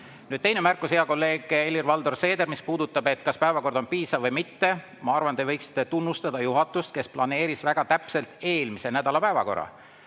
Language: Estonian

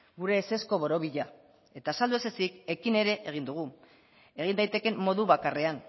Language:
Basque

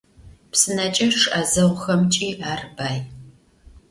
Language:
Adyghe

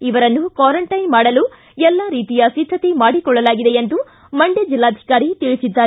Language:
Kannada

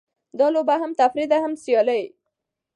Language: Pashto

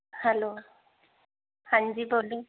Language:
Punjabi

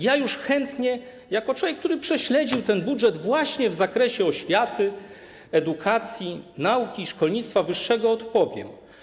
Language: Polish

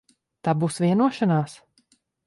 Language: Latvian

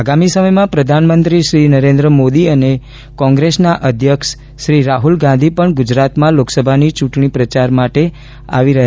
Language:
Gujarati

